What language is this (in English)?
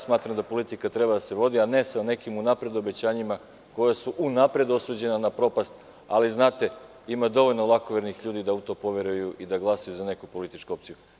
Serbian